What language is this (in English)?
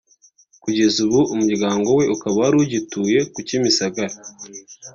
Kinyarwanda